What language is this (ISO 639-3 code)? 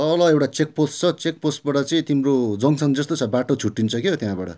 nep